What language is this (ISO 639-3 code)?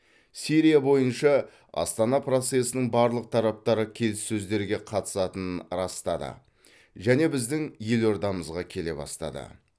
kaz